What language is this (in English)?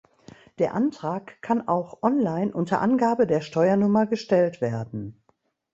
German